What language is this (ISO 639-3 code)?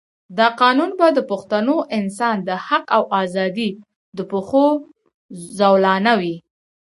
pus